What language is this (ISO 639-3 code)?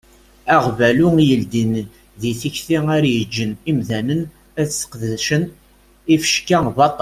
kab